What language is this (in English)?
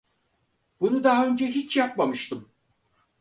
Turkish